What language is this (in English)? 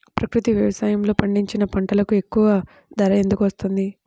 Telugu